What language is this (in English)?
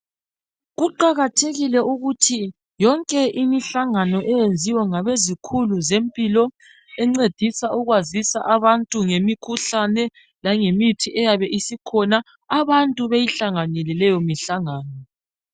North Ndebele